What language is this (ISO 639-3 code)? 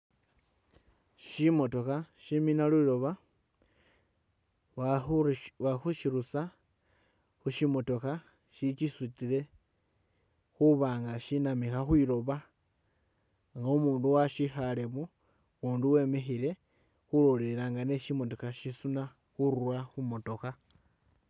myx